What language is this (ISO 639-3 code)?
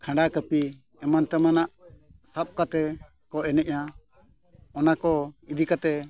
sat